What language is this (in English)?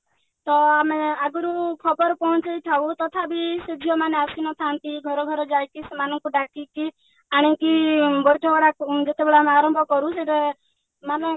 Odia